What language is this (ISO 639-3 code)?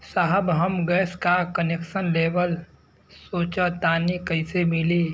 bho